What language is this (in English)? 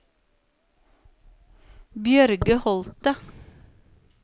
Norwegian